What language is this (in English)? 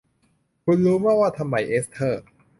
Thai